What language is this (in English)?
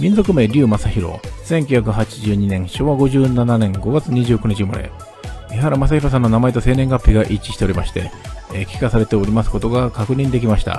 Japanese